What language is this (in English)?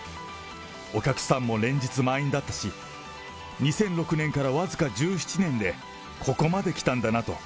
Japanese